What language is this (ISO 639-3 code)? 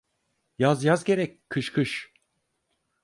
tur